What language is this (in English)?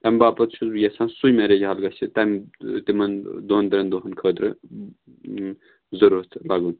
Kashmiri